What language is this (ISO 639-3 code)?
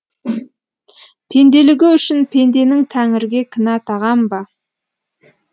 kaz